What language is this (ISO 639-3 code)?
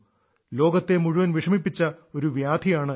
mal